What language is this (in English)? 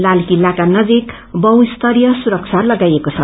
Nepali